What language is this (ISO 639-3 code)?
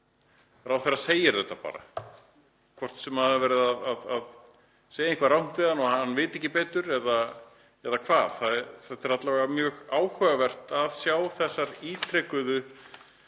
isl